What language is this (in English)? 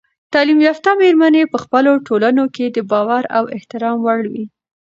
Pashto